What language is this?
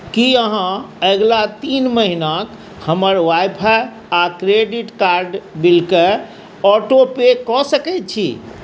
Maithili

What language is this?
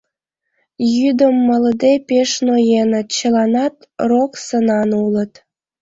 Mari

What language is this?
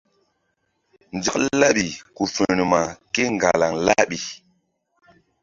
Mbum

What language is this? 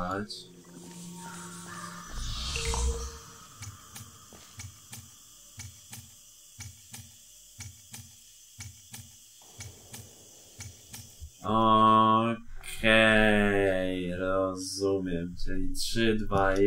Polish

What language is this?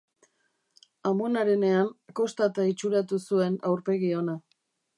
Basque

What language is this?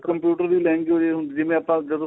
Punjabi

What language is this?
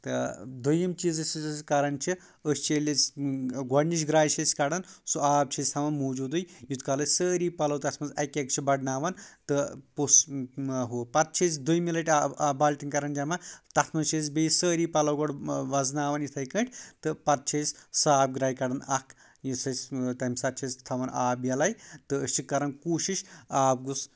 Kashmiri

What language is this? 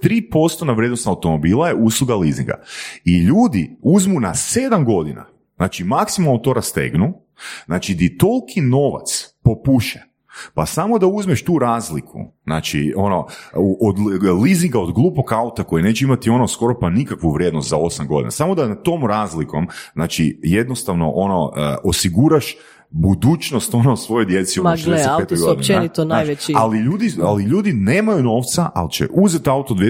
Croatian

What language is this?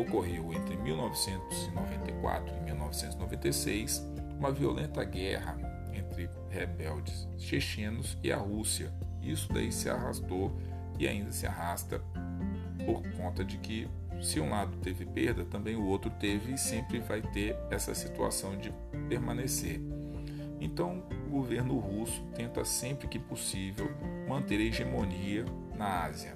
Portuguese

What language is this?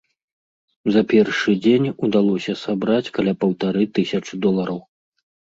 Belarusian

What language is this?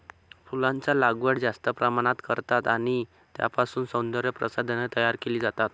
Marathi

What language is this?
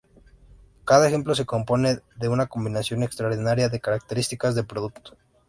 Spanish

